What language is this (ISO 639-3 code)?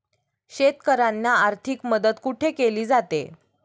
mar